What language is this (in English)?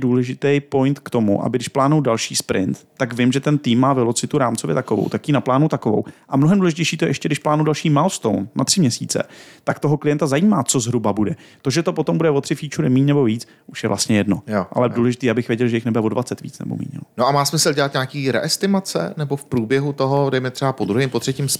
Czech